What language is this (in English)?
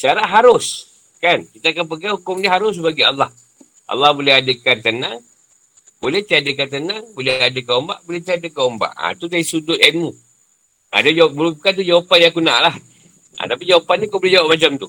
Malay